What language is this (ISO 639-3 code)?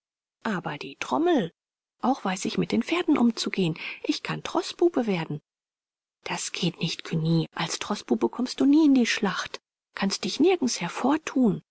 deu